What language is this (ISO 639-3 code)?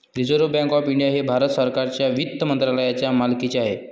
mar